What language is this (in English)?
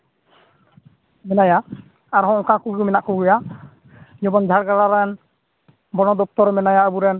Santali